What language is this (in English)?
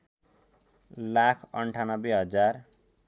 Nepali